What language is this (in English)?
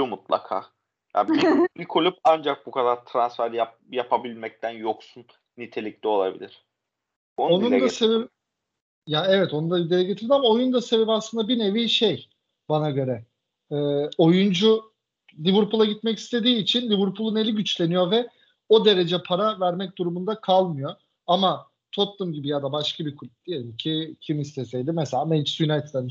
Turkish